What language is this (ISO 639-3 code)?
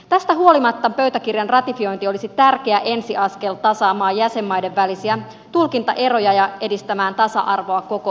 fin